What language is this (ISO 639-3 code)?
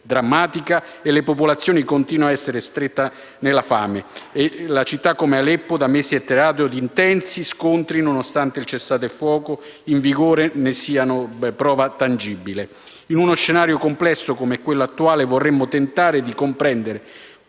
ita